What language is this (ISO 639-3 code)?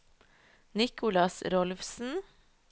nor